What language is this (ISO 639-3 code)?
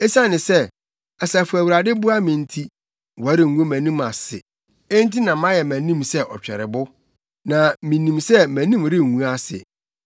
aka